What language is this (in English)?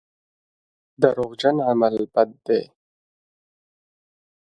Pashto